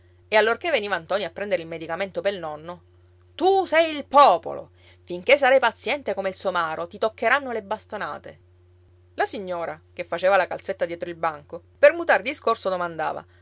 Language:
Italian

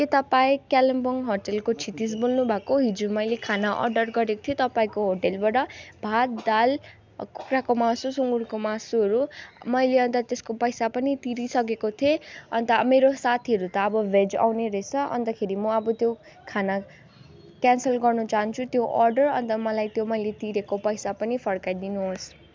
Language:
Nepali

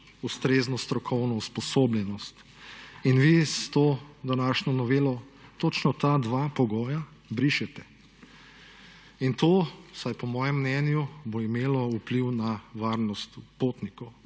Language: Slovenian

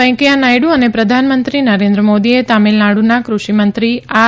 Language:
Gujarati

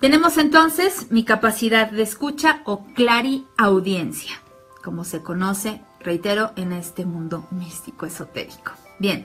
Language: Spanish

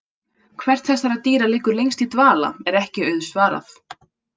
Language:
Icelandic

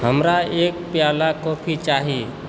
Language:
Maithili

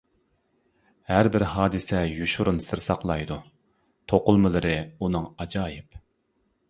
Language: Uyghur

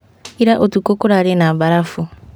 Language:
Kikuyu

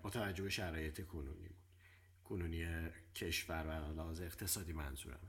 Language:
Persian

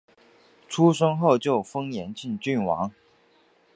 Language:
Chinese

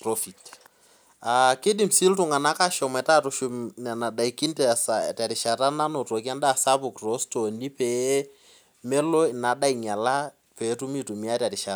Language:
Masai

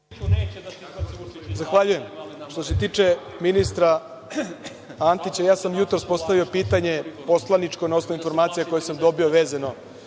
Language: Serbian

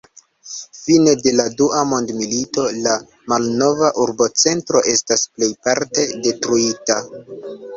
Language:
Esperanto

